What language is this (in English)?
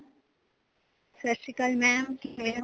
Punjabi